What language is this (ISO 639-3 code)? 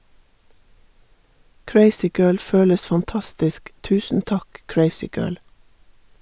nor